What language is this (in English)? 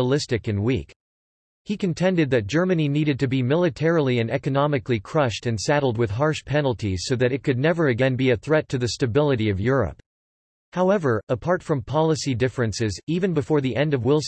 English